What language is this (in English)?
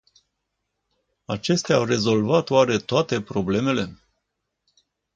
Romanian